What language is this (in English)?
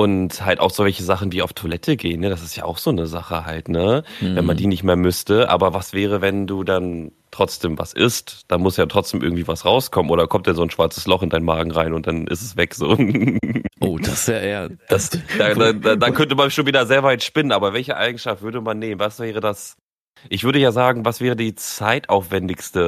German